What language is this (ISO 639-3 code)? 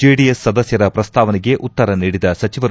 kan